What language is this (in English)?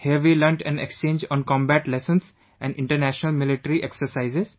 English